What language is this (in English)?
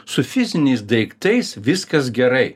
Lithuanian